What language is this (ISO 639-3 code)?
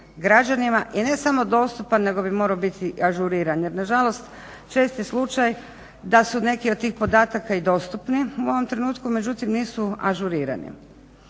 hrv